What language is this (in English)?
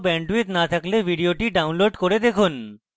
Bangla